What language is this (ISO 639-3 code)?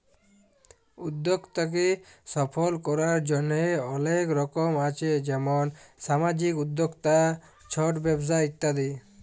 ben